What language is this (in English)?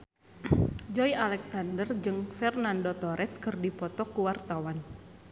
Sundanese